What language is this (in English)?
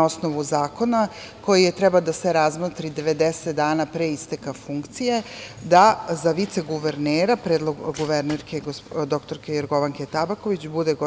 Serbian